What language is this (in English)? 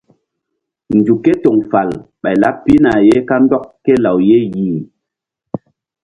Mbum